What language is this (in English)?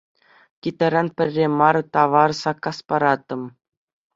Chuvash